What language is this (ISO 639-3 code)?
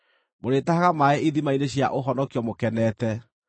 kik